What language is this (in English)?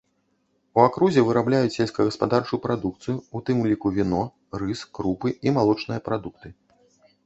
Belarusian